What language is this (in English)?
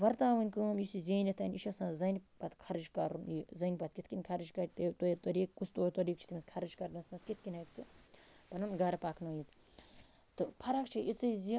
Kashmiri